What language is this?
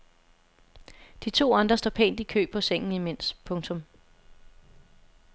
Danish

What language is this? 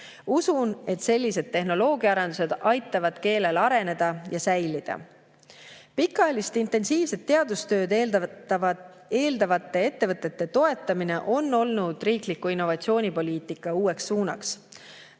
Estonian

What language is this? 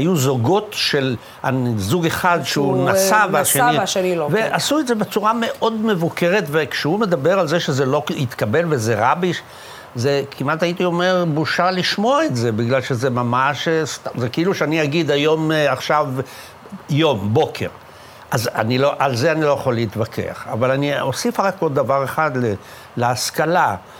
Hebrew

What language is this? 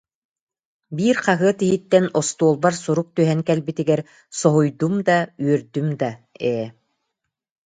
Yakut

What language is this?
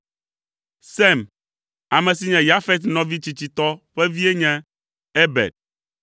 Ewe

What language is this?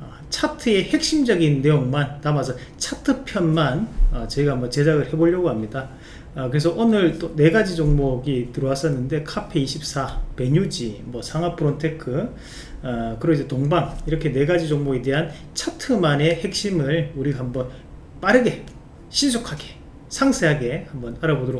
Korean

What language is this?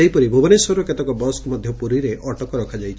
Odia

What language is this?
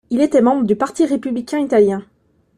French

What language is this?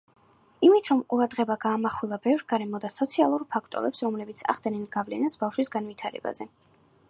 Georgian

